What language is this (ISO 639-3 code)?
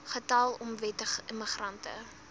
afr